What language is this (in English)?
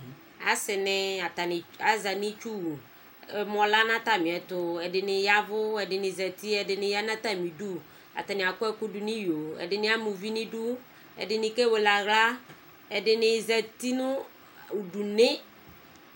Ikposo